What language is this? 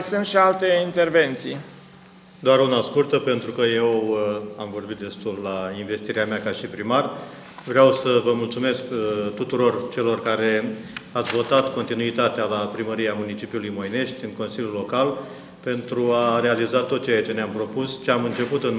Romanian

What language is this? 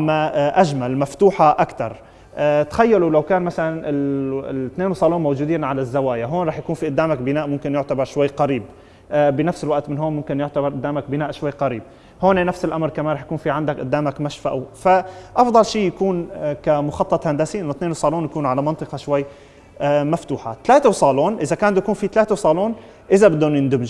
Arabic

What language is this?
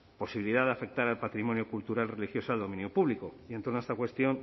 Spanish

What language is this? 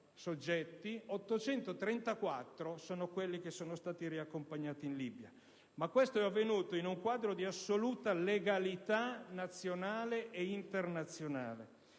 Italian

